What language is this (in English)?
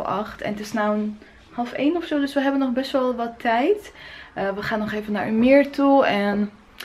Dutch